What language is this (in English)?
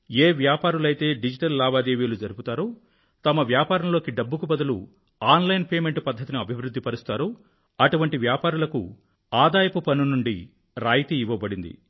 Telugu